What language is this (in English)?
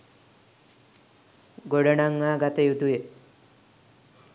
Sinhala